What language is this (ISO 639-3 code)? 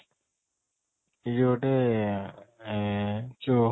ori